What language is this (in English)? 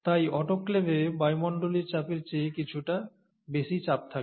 Bangla